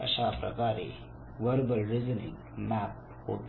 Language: Marathi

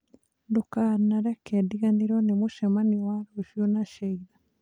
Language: Kikuyu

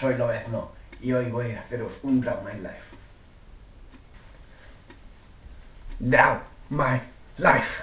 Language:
Spanish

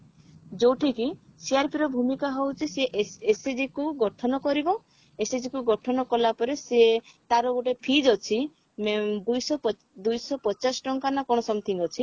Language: Odia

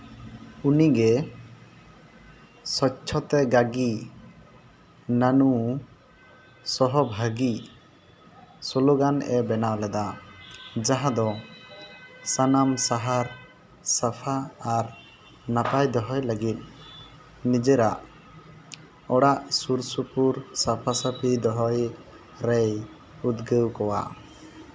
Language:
Santali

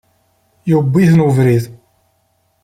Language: Kabyle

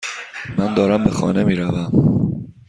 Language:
Persian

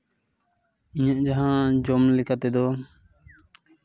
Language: Santali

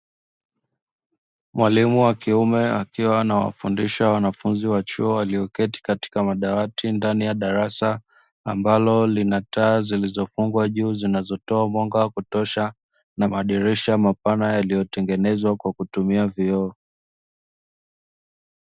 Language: Swahili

